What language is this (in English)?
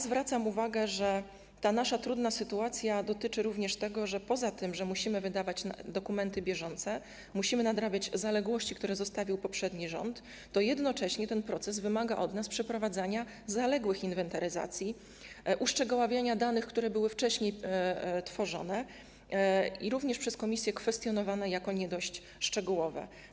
Polish